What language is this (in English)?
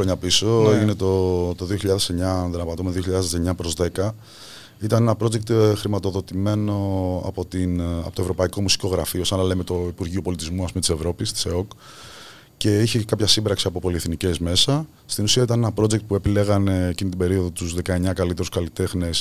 Greek